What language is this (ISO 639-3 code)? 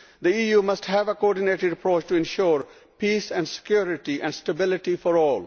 eng